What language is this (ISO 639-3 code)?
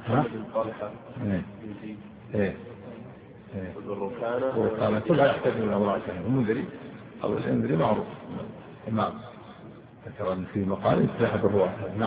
ara